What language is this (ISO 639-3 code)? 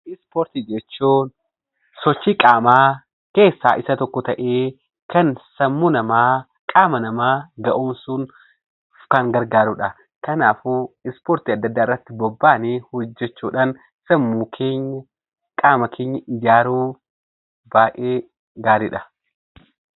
orm